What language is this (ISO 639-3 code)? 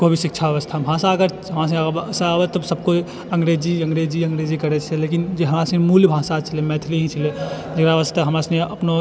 mai